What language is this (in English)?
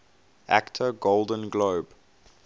English